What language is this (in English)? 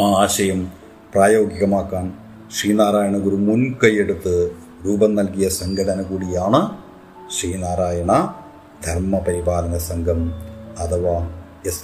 Malayalam